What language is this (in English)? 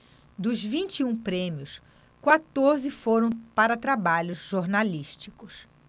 Portuguese